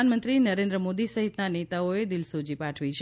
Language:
Gujarati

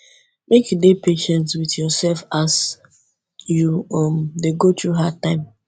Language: Nigerian Pidgin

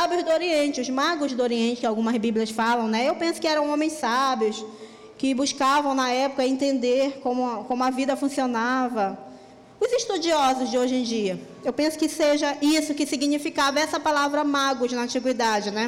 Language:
Portuguese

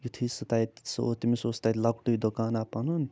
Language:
Kashmiri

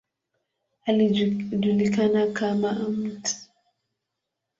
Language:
Swahili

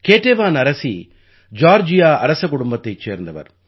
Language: Tamil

